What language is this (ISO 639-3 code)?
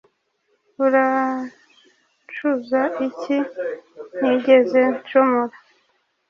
kin